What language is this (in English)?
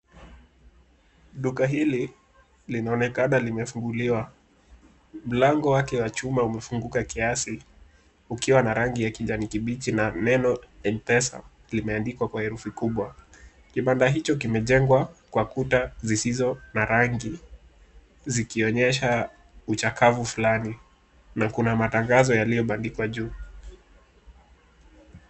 Swahili